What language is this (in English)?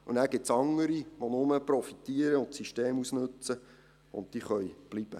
Swiss German